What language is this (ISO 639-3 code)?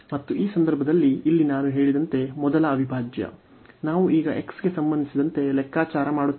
kan